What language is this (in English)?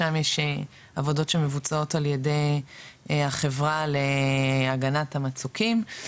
Hebrew